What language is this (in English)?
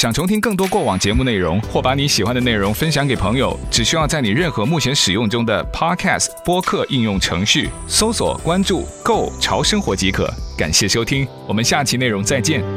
Chinese